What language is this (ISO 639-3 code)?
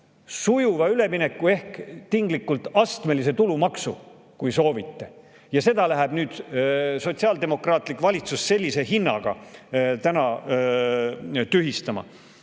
est